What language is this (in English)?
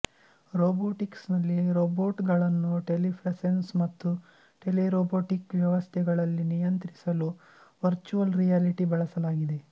Kannada